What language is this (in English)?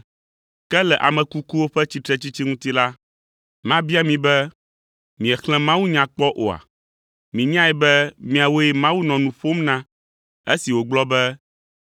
Ewe